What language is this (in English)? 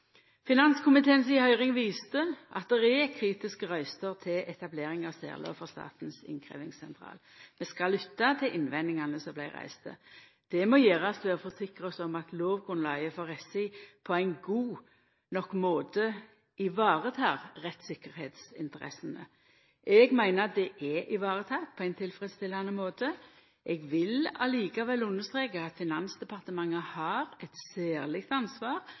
Norwegian Nynorsk